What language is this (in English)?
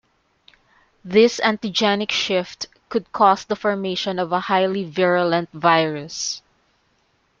English